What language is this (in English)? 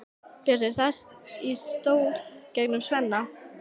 Icelandic